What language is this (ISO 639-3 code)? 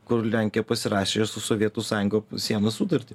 lit